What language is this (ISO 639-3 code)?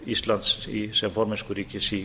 isl